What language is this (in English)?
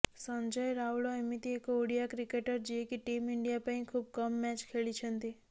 Odia